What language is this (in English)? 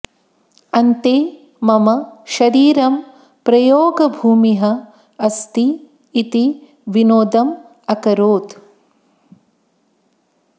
Sanskrit